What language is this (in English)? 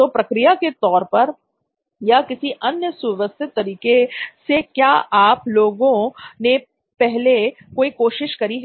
Hindi